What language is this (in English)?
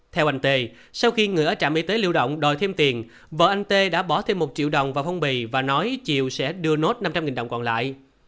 Vietnamese